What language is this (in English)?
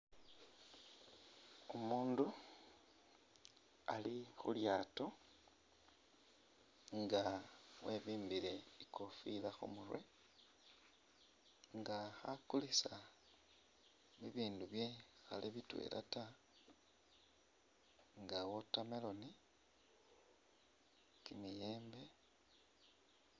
Masaaba